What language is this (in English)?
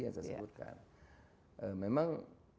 Indonesian